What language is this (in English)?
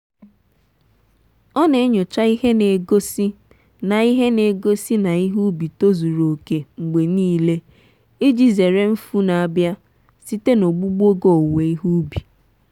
Igbo